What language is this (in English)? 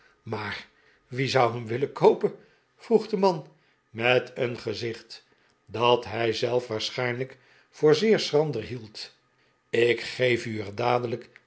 Dutch